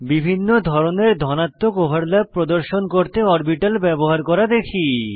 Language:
Bangla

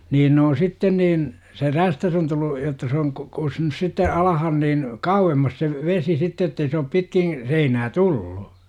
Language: Finnish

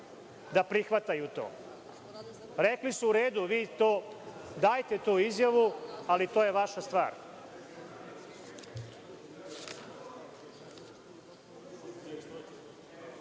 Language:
Serbian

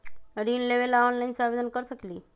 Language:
Magahi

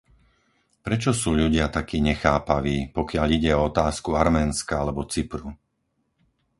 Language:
Slovak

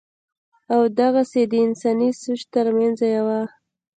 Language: Pashto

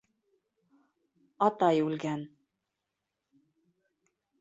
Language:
Bashkir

